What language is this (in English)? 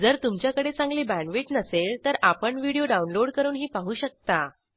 Marathi